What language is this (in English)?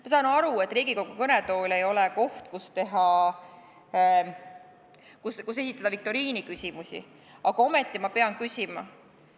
Estonian